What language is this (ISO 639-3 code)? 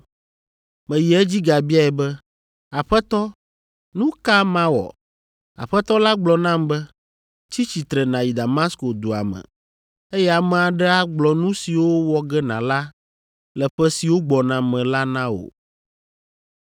ewe